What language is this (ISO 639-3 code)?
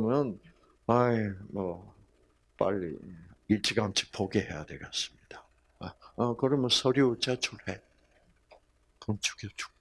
kor